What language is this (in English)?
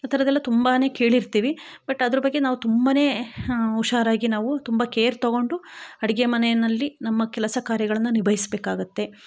Kannada